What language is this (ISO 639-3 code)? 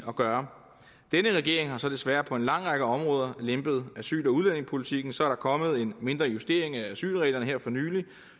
dan